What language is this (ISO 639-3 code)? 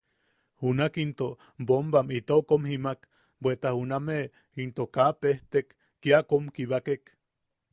yaq